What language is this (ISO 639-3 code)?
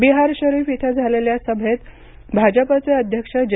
mar